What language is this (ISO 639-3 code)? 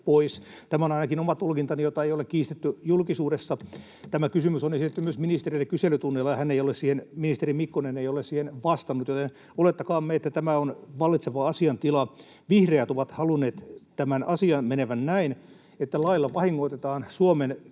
fin